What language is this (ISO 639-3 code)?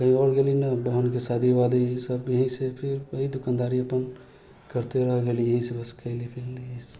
mai